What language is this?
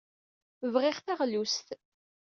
Kabyle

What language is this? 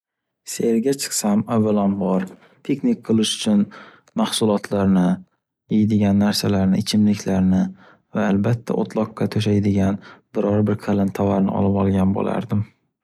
Uzbek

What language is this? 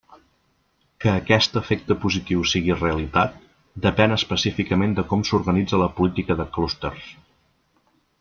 Catalan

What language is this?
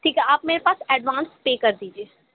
Urdu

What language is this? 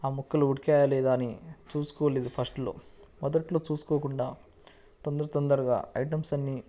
Telugu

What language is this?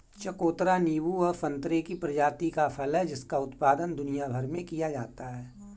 Hindi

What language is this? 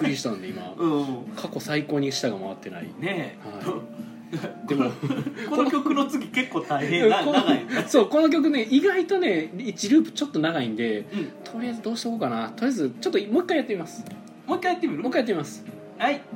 Japanese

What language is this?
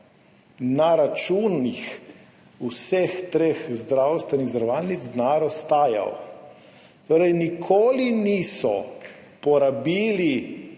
Slovenian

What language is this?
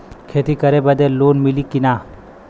Bhojpuri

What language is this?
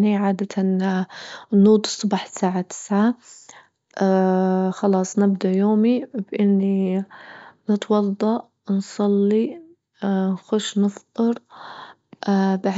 Libyan Arabic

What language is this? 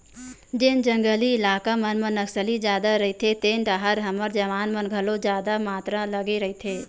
Chhattisgarhi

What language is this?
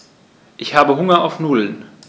German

